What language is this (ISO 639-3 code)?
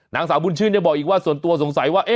tha